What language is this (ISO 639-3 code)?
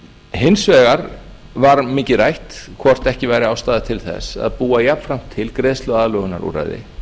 isl